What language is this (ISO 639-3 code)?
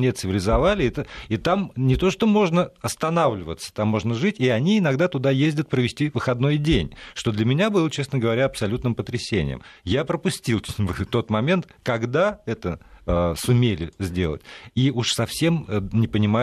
rus